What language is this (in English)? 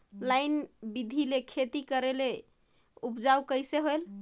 Chhattisgarhi